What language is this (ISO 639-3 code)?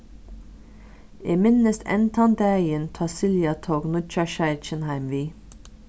fao